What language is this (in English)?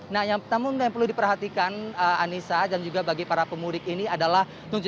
Indonesian